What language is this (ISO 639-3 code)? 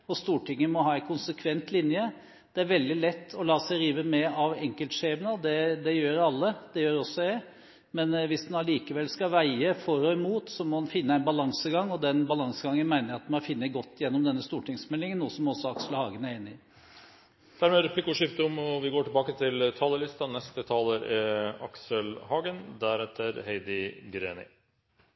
nor